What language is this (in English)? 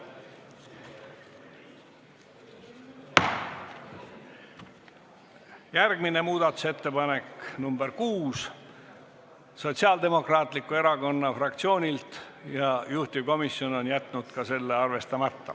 Estonian